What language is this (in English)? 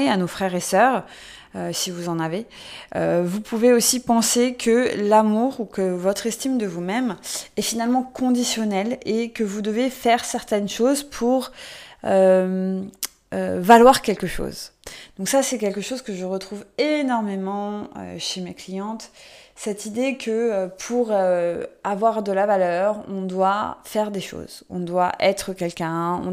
French